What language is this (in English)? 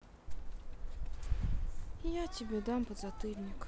Russian